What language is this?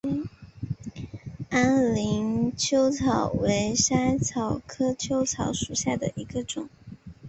Chinese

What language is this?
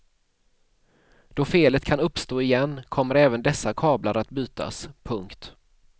Swedish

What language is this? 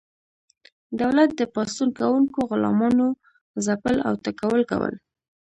Pashto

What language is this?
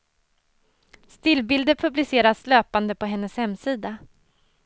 Swedish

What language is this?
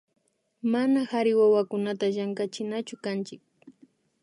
Imbabura Highland Quichua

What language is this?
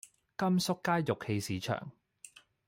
Cantonese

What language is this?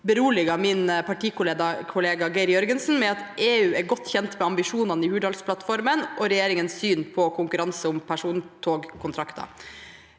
Norwegian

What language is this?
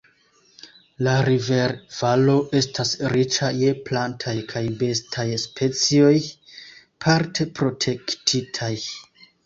Esperanto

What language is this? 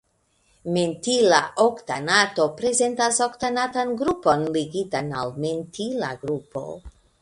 Esperanto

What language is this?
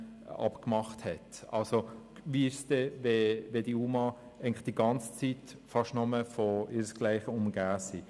Swiss German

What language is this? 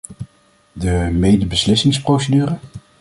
Dutch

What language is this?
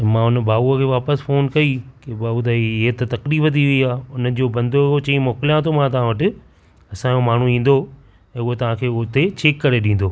Sindhi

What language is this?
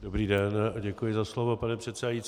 Czech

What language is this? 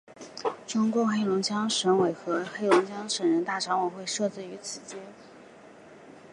Chinese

